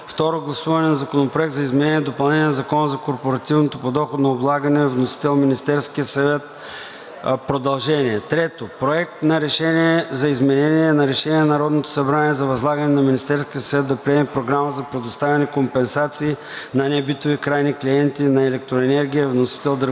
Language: Bulgarian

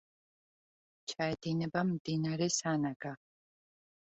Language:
Georgian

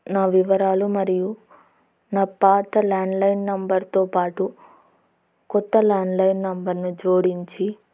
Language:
Telugu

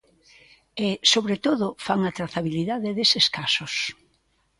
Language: Galician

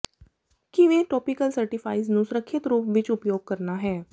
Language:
Punjabi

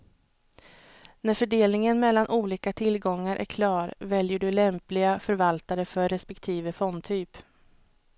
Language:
Swedish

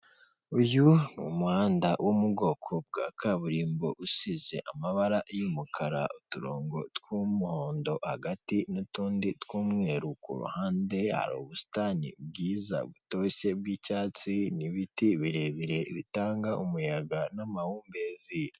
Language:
Kinyarwanda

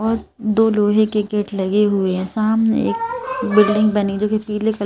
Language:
Hindi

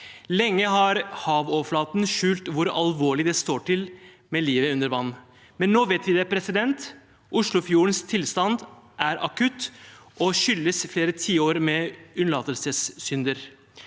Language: Norwegian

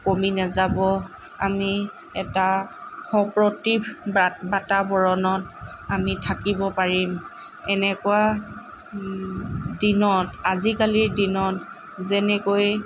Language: Assamese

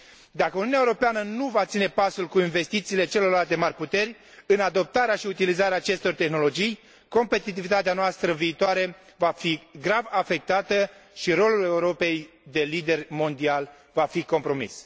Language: Romanian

